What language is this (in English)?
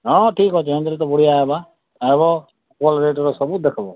Odia